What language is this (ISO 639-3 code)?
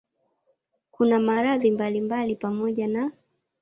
swa